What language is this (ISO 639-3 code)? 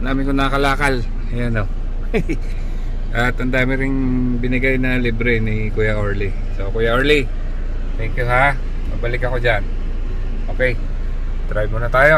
fil